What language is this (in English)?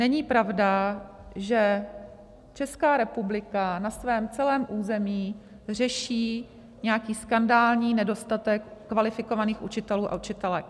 Czech